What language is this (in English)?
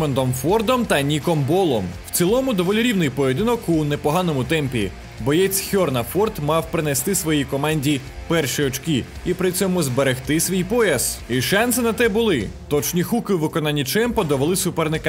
Ukrainian